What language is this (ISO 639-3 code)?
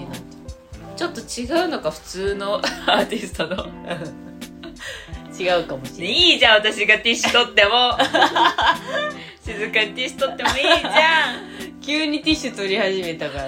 jpn